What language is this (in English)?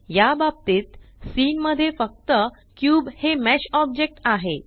Marathi